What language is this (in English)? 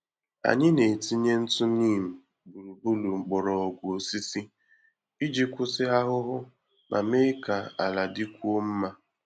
Igbo